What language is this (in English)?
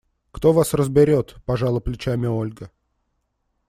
Russian